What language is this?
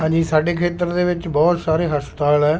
Punjabi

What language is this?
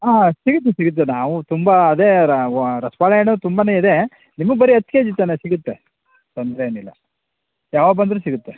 Kannada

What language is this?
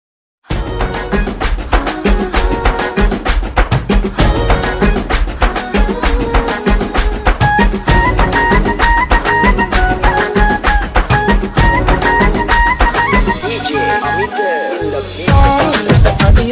Sinhala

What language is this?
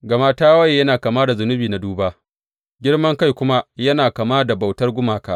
Hausa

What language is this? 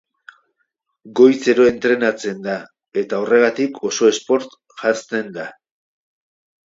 Basque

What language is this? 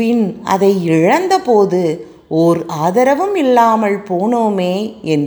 Tamil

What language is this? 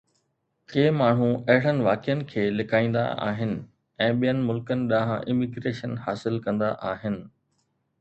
Sindhi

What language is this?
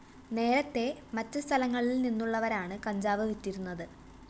Malayalam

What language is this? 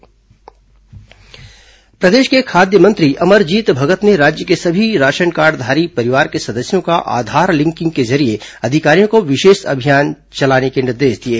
Hindi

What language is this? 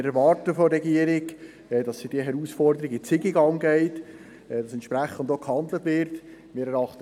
Swiss German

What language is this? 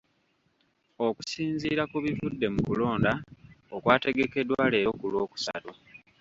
Ganda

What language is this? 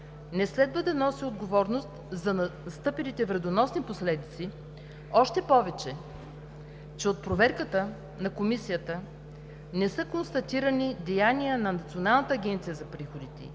Bulgarian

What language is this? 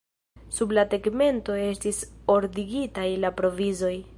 Esperanto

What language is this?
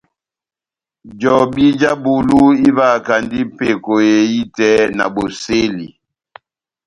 Batanga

